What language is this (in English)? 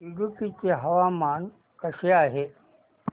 Marathi